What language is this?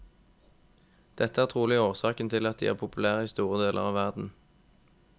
Norwegian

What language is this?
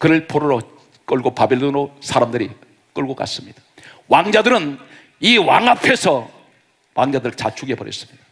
Korean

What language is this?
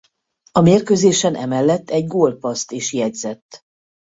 Hungarian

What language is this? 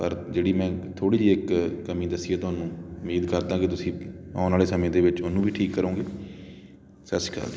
Punjabi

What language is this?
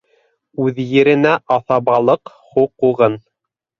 Bashkir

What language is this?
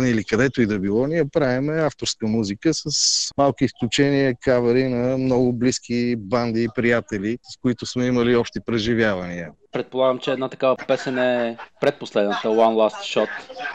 Bulgarian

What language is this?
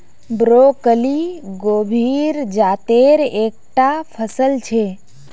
Magahi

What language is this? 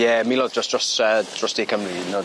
Welsh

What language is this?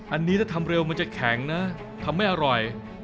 Thai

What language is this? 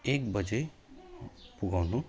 Nepali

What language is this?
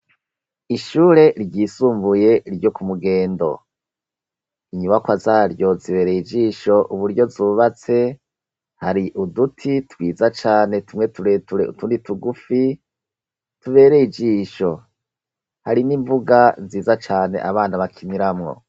Rundi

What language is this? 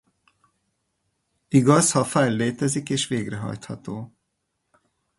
Hungarian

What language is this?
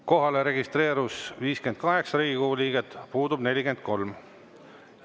Estonian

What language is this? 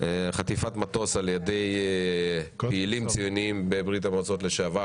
Hebrew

